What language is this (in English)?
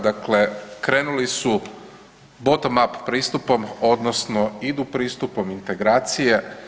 Croatian